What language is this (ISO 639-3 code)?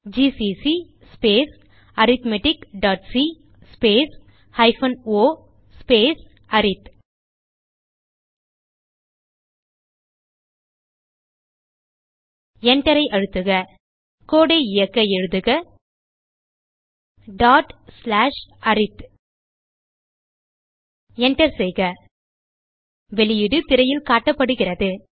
tam